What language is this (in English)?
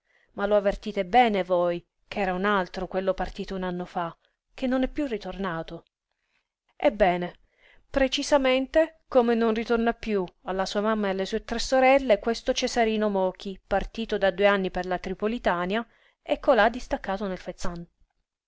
Italian